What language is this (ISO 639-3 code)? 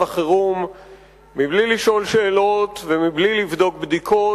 heb